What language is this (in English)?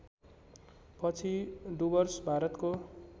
Nepali